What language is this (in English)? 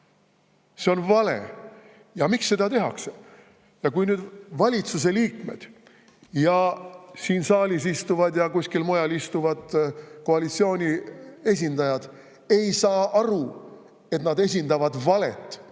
Estonian